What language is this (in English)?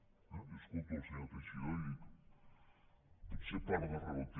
Catalan